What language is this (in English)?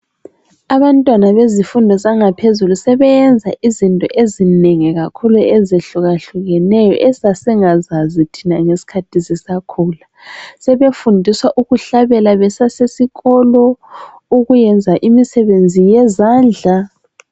North Ndebele